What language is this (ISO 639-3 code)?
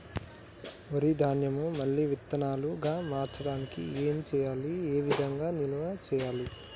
tel